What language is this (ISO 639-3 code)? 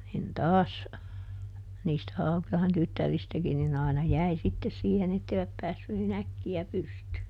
fin